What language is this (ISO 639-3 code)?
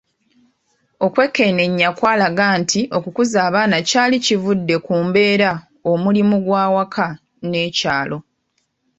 lug